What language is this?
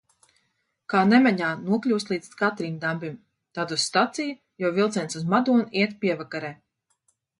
Latvian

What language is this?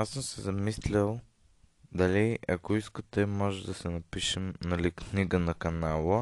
Bulgarian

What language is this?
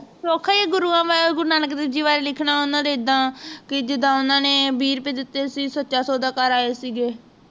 Punjabi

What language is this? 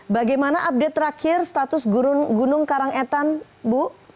Indonesian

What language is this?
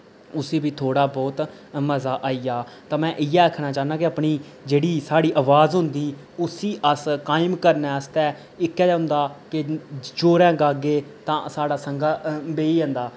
Dogri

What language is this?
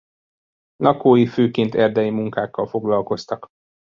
Hungarian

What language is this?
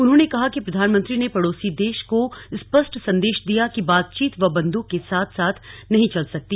Hindi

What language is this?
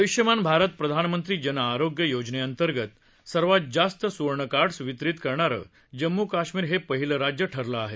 Marathi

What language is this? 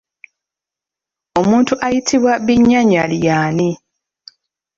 Ganda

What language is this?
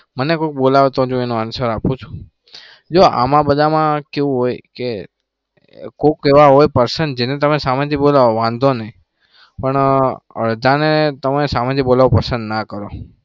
Gujarati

